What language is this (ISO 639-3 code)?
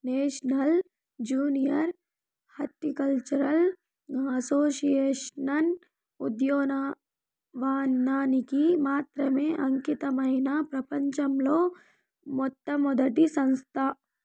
tel